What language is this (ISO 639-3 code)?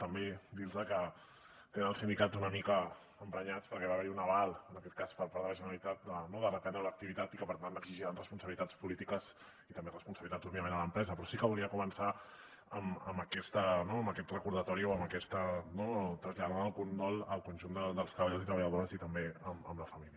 cat